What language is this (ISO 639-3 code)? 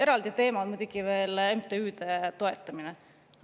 est